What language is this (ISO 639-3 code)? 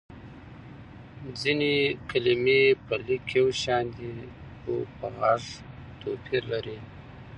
pus